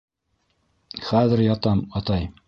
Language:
Bashkir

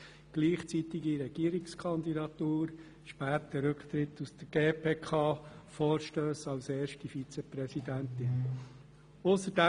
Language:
Swiss German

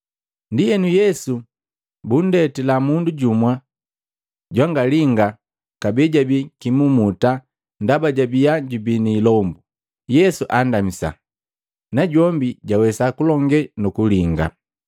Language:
Matengo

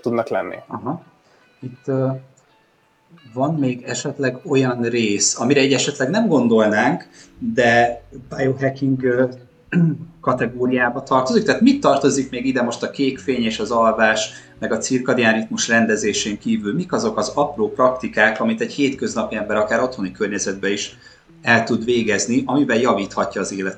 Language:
Hungarian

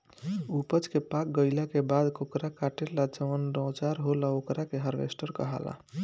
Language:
Bhojpuri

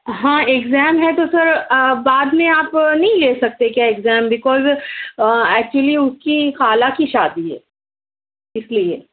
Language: Urdu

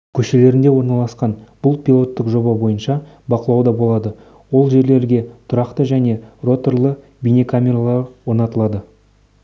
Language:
Kazakh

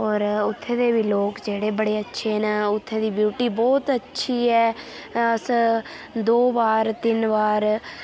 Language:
Dogri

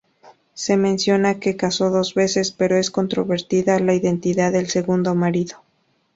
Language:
Spanish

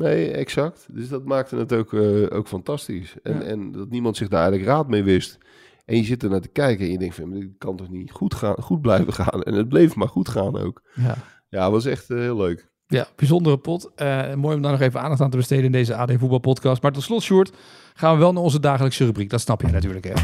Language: Dutch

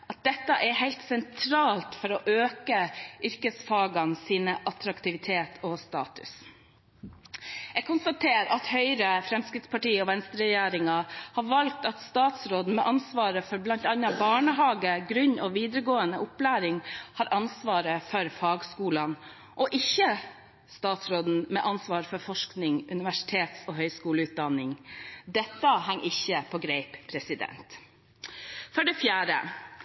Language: Norwegian Bokmål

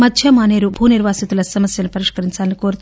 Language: Telugu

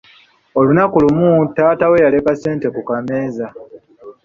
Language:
Ganda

